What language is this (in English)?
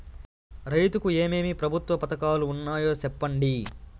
Telugu